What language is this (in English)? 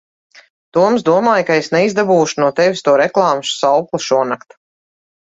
Latvian